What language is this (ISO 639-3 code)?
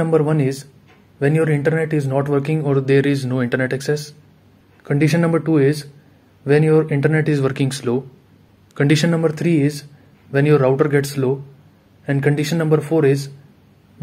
eng